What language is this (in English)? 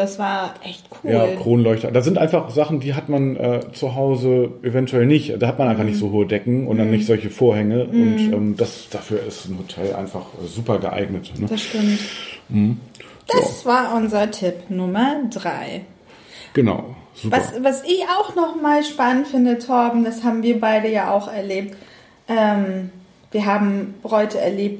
German